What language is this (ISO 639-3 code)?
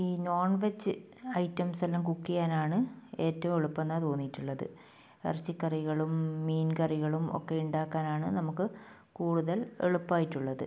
mal